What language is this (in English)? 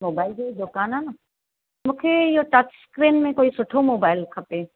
Sindhi